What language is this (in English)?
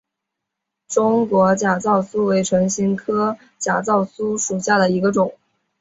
Chinese